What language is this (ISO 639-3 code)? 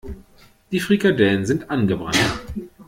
deu